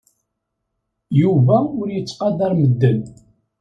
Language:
Kabyle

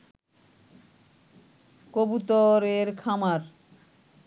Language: Bangla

